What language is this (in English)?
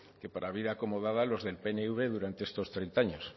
Spanish